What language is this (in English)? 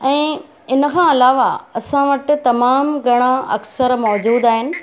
Sindhi